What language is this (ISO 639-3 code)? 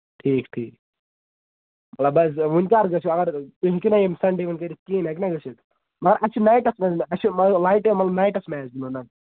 kas